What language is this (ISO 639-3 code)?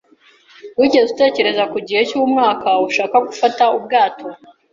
kin